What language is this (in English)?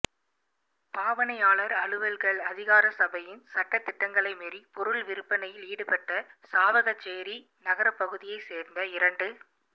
Tamil